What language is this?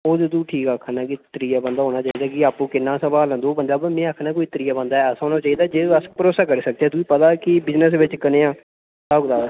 Dogri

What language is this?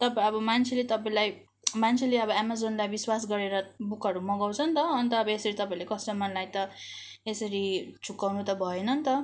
Nepali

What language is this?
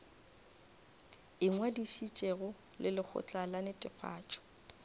Northern Sotho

